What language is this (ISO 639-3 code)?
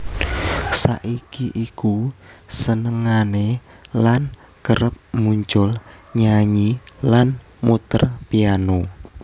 jav